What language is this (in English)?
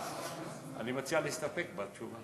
Hebrew